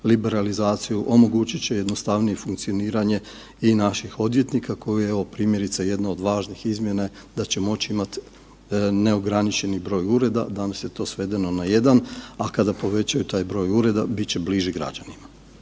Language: Croatian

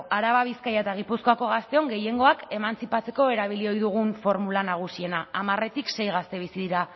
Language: Basque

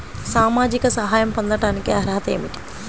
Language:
Telugu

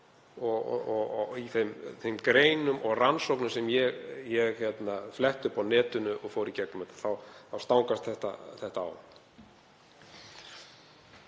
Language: Icelandic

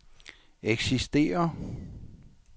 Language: Danish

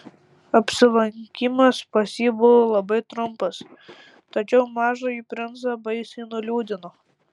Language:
Lithuanian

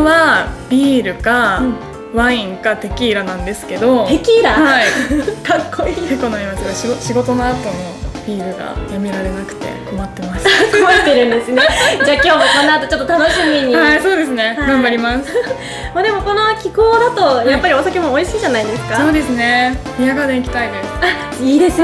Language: Japanese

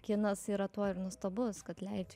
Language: Lithuanian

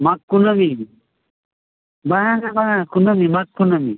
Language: Santali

